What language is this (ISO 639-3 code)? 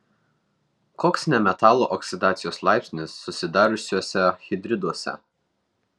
lit